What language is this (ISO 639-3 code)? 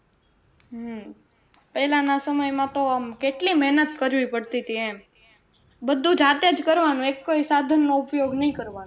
guj